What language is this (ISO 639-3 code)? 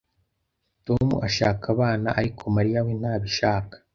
kin